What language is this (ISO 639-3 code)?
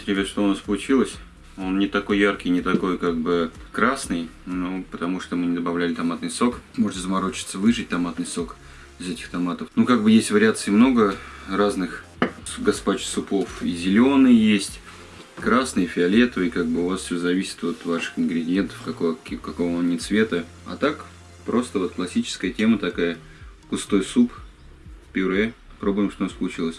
rus